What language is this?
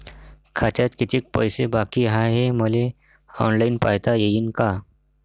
Marathi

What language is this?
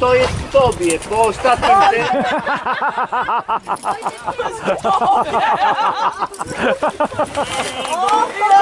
Polish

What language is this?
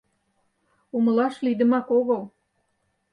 Mari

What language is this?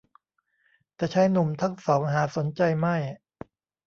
Thai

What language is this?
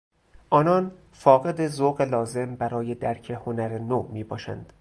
Persian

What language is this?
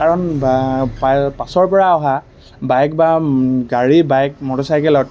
Assamese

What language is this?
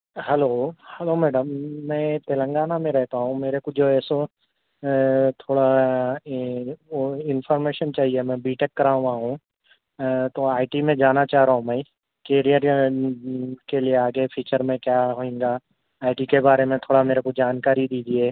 Urdu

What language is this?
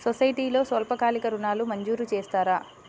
Telugu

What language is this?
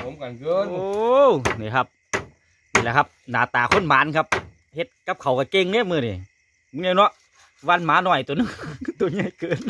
Thai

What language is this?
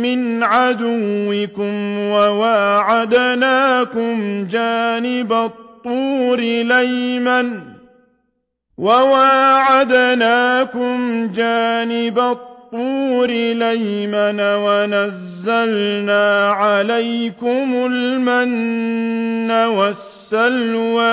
Arabic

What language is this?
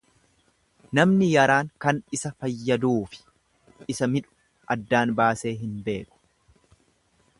Oromo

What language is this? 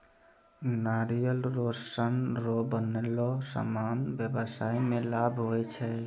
Maithili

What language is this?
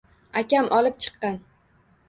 Uzbek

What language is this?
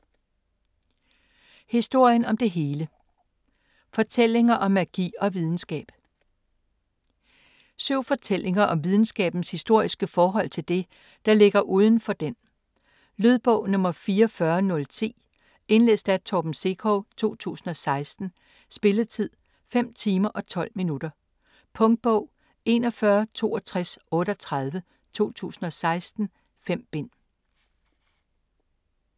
Danish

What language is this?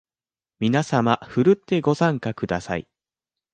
Japanese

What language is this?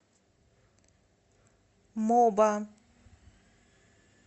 Russian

